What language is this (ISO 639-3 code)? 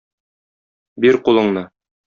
tat